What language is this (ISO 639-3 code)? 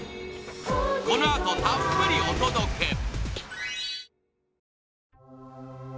jpn